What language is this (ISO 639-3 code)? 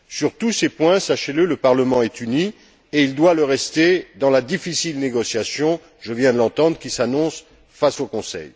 fra